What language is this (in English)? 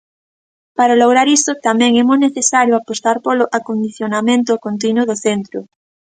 Galician